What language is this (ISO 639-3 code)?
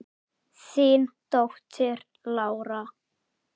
isl